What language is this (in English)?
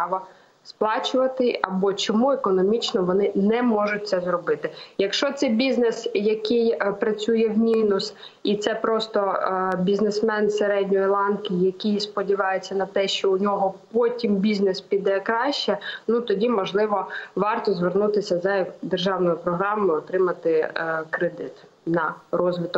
Ukrainian